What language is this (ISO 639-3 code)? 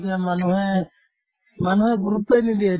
asm